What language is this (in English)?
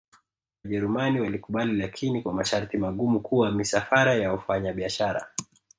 Swahili